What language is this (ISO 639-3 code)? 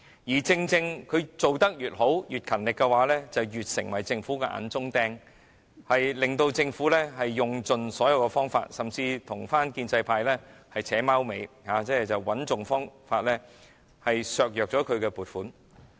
yue